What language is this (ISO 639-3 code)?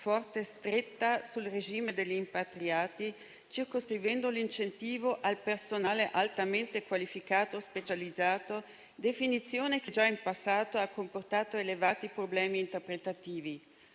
ita